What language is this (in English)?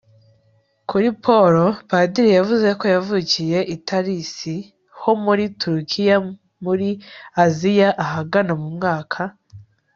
Kinyarwanda